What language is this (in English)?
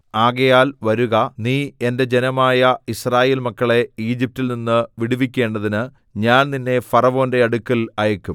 Malayalam